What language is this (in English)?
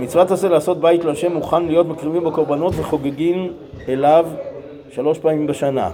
Hebrew